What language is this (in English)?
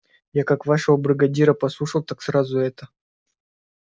Russian